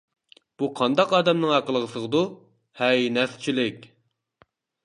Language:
Uyghur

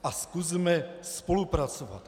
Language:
Czech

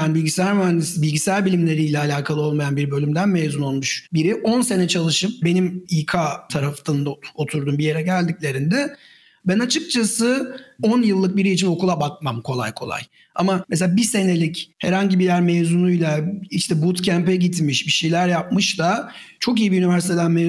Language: Turkish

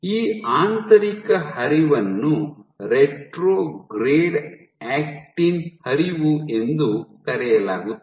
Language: Kannada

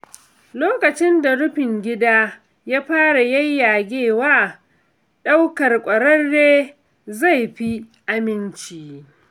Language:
Hausa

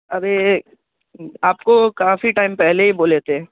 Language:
Urdu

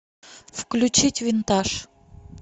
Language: Russian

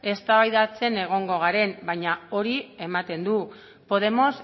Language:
Basque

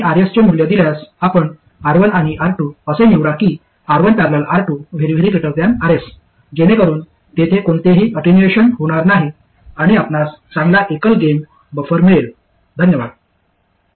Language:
Marathi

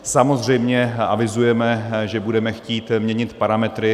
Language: Czech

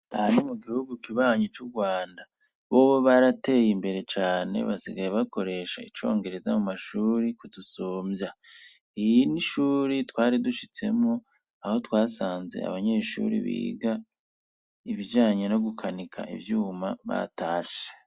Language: Rundi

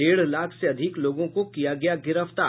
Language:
Hindi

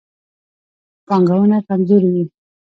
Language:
Pashto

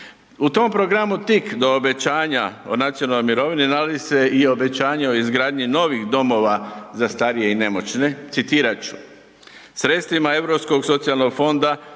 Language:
Croatian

